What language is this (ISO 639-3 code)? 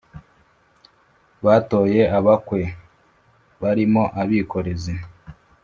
kin